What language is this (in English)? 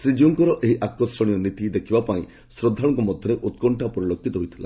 Odia